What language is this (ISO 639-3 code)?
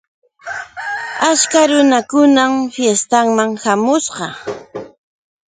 qux